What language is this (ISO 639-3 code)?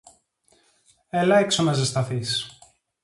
ell